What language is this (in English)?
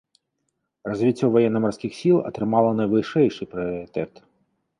Belarusian